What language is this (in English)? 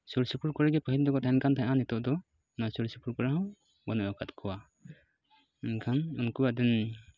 Santali